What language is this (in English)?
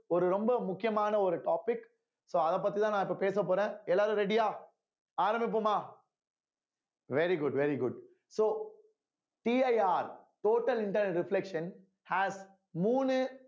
Tamil